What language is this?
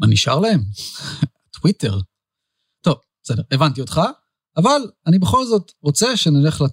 Hebrew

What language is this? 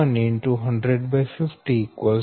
Gujarati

